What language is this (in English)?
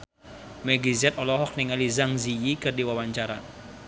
Sundanese